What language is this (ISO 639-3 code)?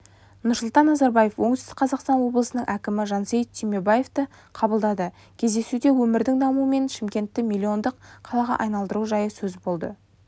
kaz